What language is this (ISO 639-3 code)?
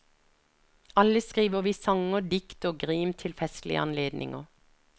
nor